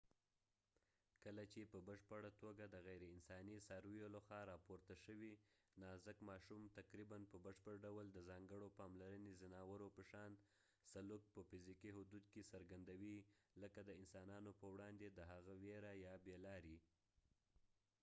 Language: Pashto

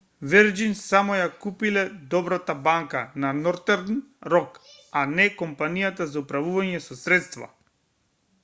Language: Macedonian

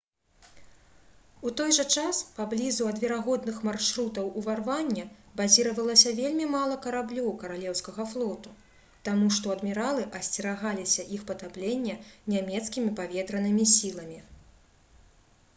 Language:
Belarusian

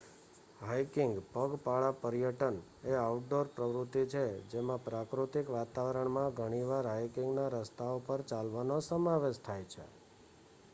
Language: Gujarati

